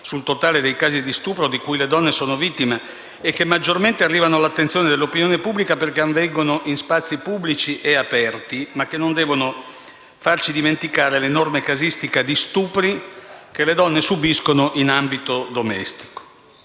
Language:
Italian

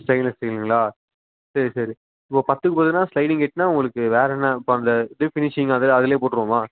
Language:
Tamil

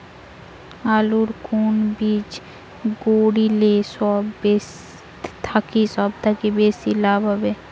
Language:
Bangla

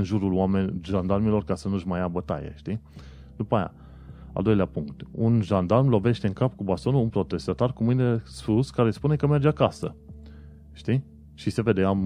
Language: Romanian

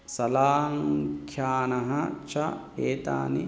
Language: Sanskrit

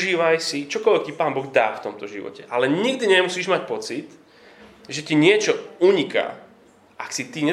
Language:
Slovak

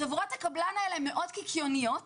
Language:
Hebrew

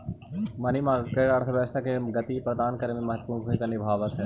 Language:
Magahi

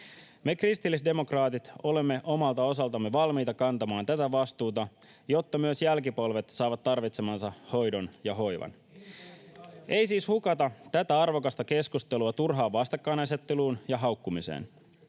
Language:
Finnish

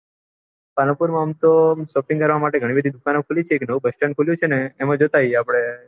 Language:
Gujarati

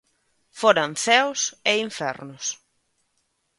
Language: Galician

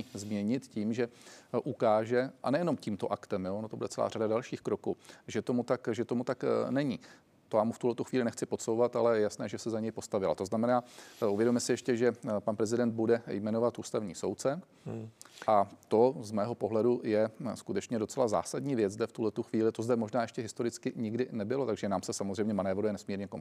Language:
Czech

